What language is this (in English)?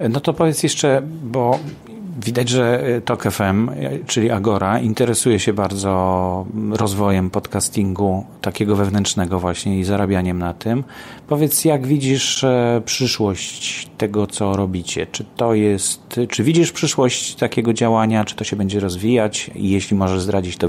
Polish